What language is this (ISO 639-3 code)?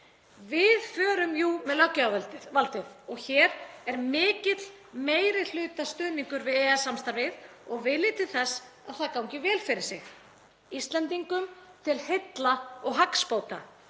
isl